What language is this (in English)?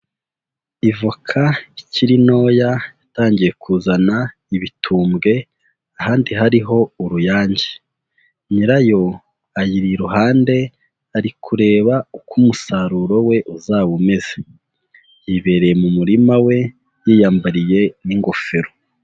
Kinyarwanda